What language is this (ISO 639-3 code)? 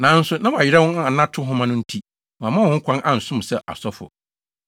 aka